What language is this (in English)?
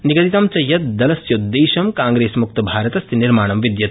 Sanskrit